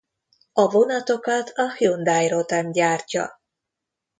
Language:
Hungarian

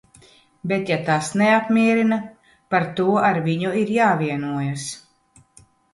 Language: Latvian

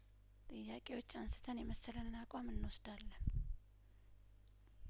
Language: Amharic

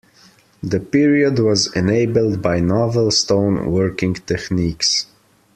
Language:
English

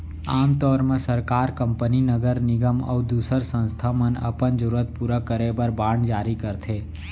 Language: Chhattisgarhi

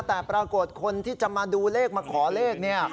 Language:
Thai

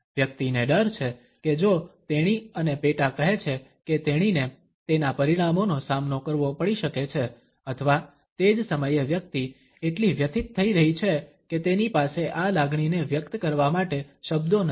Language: Gujarati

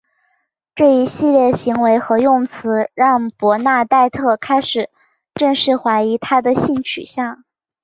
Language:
Chinese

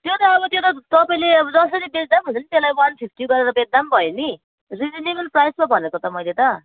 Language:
Nepali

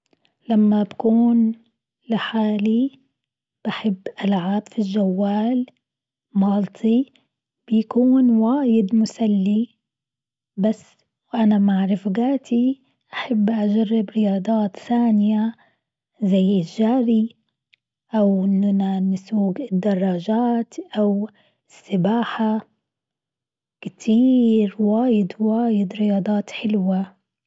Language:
Gulf Arabic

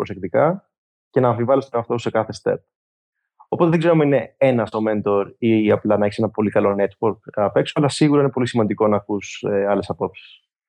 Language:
Greek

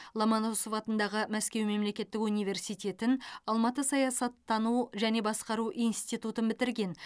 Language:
Kazakh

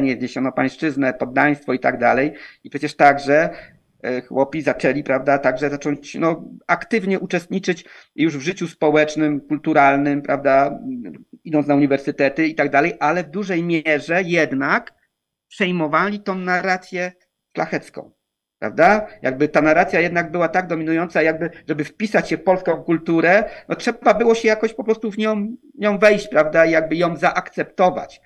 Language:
Polish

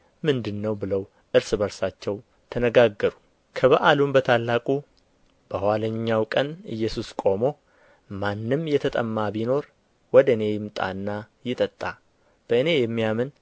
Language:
Amharic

